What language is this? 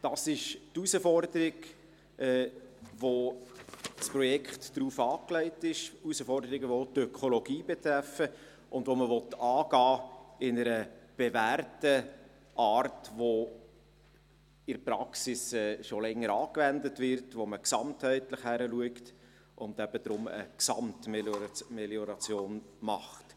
Swiss German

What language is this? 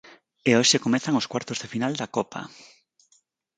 Galician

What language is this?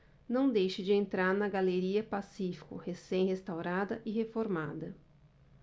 Portuguese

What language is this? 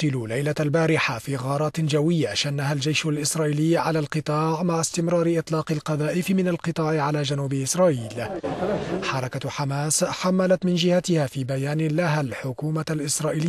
Arabic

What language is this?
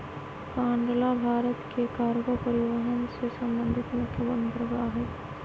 Magahi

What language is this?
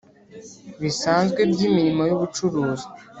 Kinyarwanda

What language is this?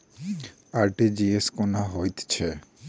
Maithili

